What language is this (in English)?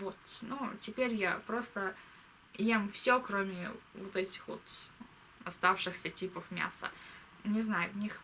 Russian